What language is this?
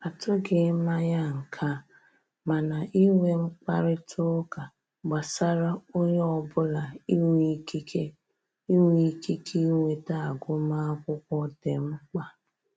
Igbo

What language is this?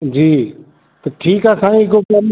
Sindhi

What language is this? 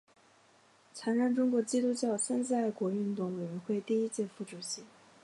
Chinese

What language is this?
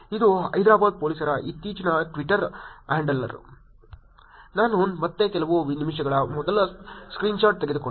Kannada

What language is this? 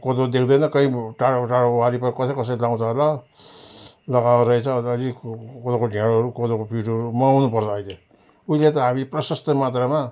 Nepali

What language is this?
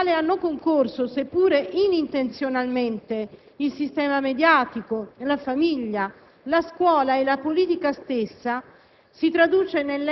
Italian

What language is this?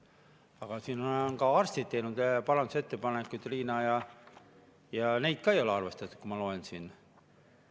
Estonian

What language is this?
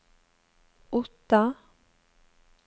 Norwegian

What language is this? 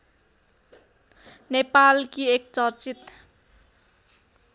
Nepali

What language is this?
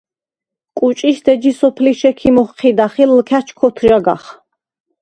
Svan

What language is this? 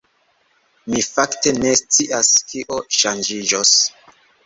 Esperanto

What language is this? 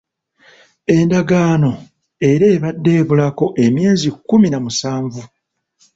Ganda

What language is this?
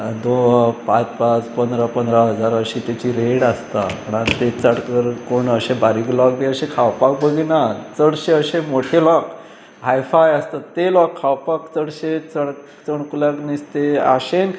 Konkani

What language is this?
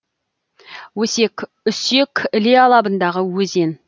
Kazakh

